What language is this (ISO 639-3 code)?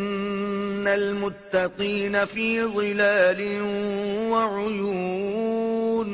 urd